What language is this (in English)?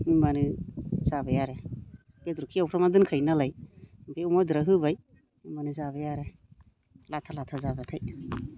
Bodo